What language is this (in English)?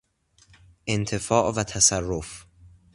Persian